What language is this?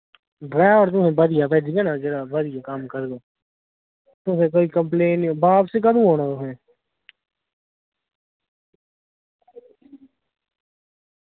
Dogri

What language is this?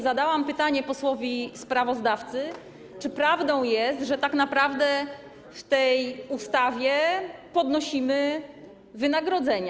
Polish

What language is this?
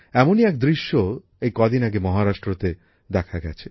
Bangla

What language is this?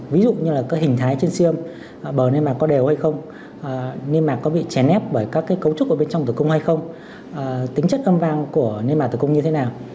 Vietnamese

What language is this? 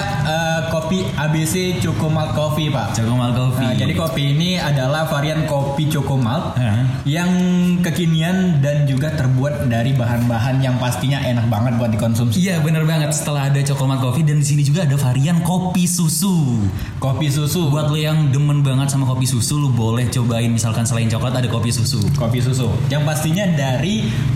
Indonesian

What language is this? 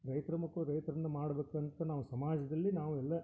Kannada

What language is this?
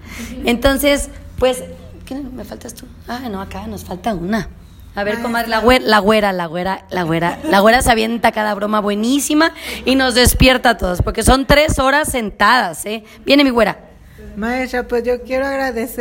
Spanish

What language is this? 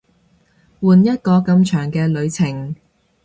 Cantonese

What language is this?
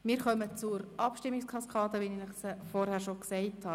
Swiss German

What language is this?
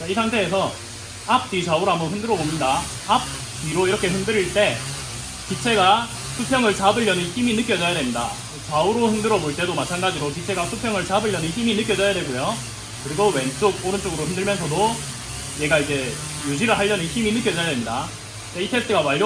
Korean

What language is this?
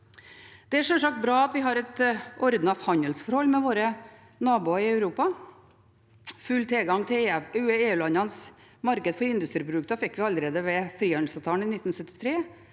Norwegian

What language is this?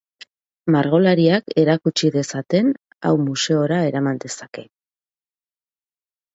Basque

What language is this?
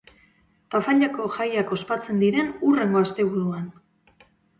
Basque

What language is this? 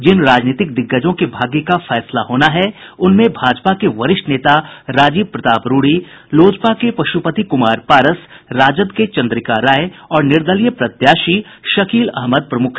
Hindi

